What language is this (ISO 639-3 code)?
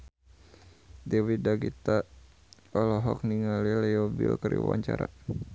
sun